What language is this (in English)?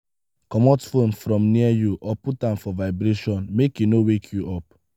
Nigerian Pidgin